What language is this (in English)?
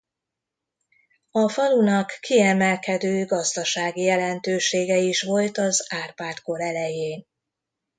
Hungarian